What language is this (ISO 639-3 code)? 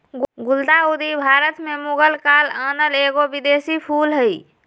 mag